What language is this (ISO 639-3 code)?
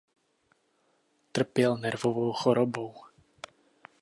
ces